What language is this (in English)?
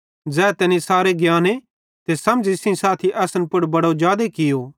Bhadrawahi